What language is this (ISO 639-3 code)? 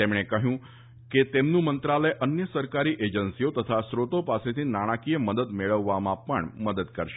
guj